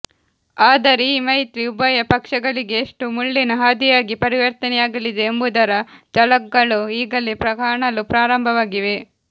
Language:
Kannada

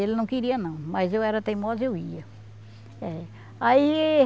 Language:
Portuguese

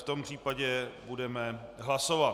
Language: Czech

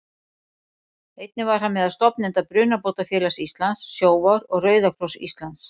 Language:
Icelandic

